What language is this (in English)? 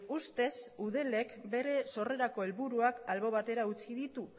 Basque